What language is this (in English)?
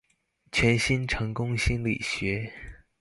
Chinese